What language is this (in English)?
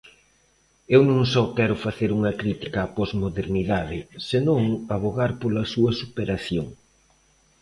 Galician